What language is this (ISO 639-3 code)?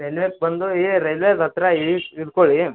kan